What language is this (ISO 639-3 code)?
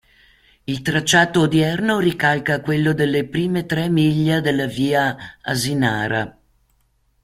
ita